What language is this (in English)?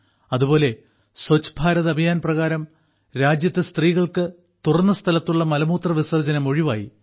Malayalam